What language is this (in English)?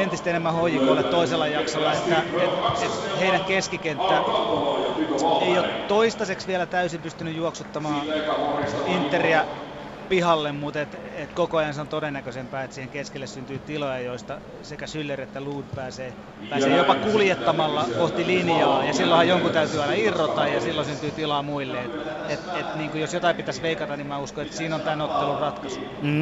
Finnish